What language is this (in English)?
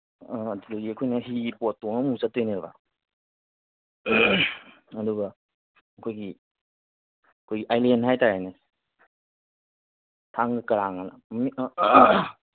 Manipuri